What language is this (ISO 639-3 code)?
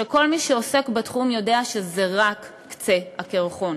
heb